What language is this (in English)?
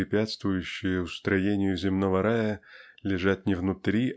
Russian